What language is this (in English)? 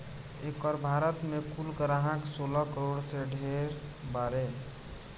Bhojpuri